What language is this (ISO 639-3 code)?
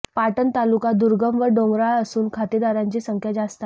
mar